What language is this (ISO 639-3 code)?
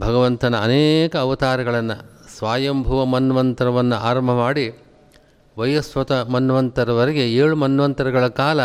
kan